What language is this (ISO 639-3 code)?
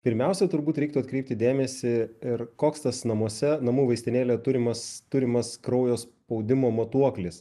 lit